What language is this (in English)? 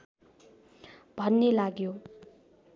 Nepali